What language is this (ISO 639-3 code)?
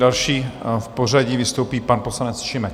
ces